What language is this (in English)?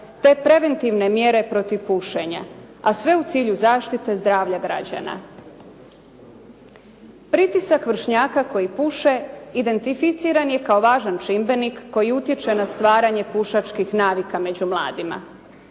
Croatian